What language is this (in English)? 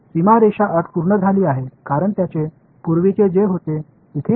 Marathi